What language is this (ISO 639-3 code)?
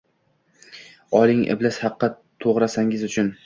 uzb